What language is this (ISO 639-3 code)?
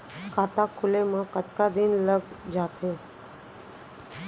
hne